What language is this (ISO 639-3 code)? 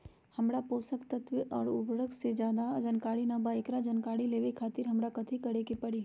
mag